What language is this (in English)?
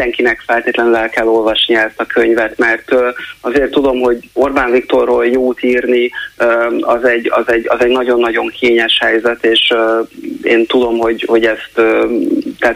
Hungarian